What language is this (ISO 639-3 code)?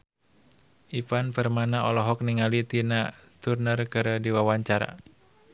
sun